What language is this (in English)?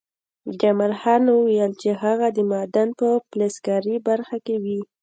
Pashto